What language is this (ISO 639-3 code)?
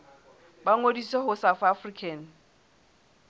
sot